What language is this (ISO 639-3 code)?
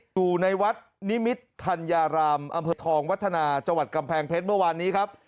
tha